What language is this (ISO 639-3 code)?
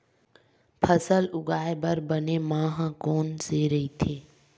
hne